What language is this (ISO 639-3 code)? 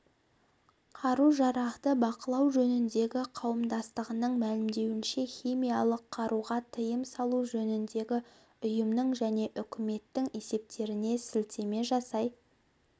kaz